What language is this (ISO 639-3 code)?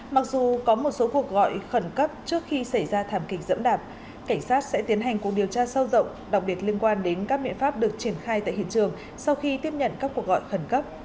vie